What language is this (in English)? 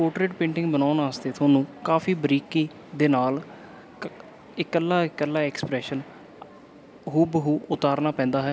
Punjabi